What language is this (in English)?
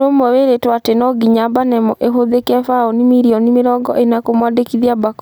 Kikuyu